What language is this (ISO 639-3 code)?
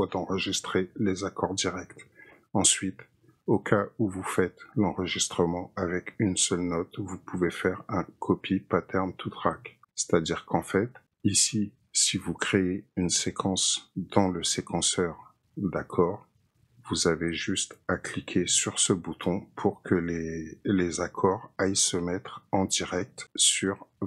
fra